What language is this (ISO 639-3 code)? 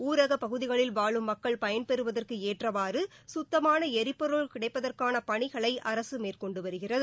tam